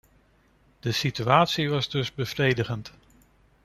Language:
Dutch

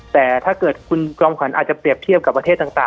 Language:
Thai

